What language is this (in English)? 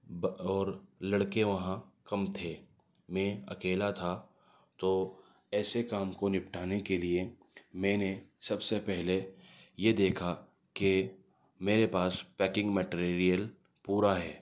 Urdu